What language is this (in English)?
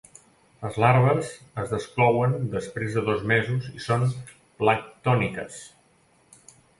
Catalan